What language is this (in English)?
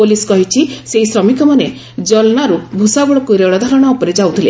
Odia